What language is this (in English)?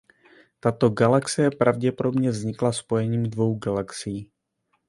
Czech